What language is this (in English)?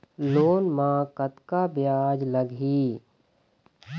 Chhattisgarhi